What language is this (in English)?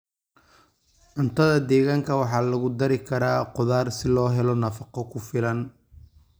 Somali